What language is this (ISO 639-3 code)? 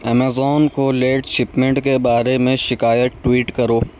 urd